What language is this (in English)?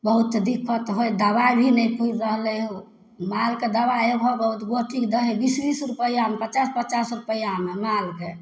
Maithili